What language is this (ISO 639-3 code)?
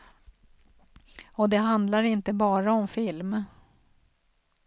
swe